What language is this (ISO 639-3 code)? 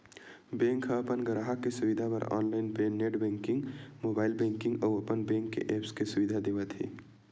hne